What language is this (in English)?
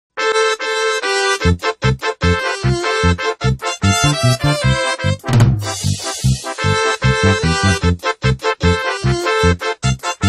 Slovak